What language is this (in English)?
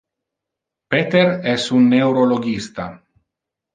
Interlingua